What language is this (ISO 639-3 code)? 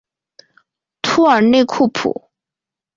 zho